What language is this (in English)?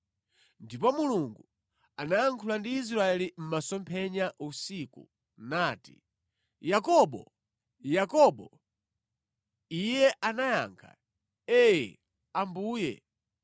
Nyanja